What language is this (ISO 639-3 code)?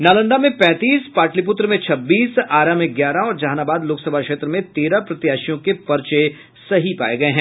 hin